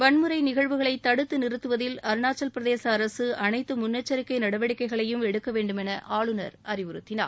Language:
Tamil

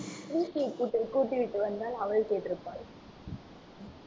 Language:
Tamil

